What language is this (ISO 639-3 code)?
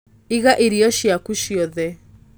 kik